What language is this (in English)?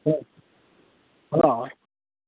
Gujarati